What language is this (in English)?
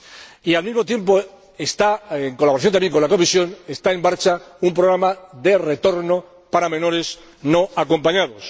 Spanish